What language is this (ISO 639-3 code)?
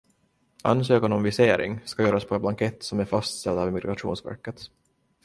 swe